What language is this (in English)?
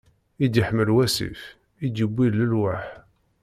Kabyle